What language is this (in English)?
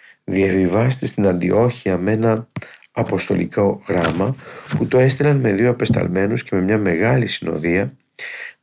Greek